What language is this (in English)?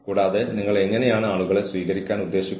Malayalam